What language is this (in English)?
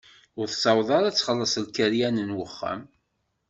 Kabyle